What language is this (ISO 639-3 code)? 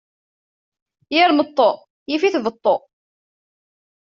kab